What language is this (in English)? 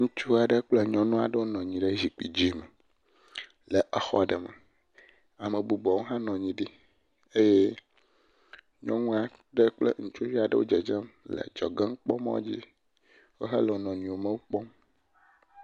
Ewe